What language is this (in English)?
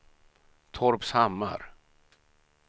Swedish